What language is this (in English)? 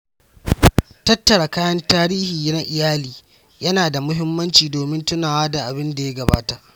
Hausa